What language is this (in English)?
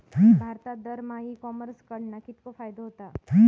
Marathi